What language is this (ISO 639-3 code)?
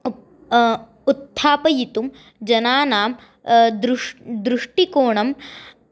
san